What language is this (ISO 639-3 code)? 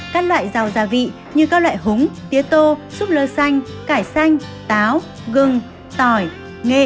vie